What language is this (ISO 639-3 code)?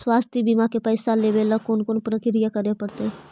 mag